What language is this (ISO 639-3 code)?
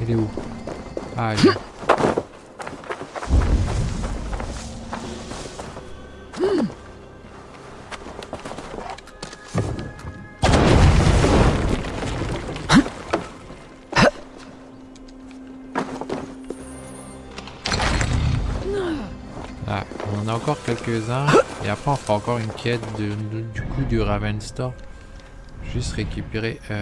fra